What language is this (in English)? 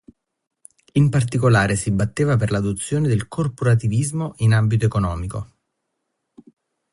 Italian